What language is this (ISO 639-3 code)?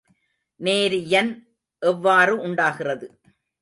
tam